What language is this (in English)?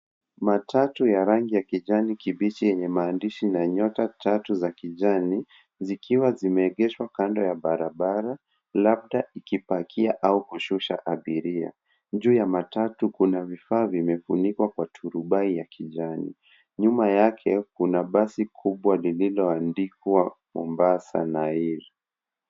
Swahili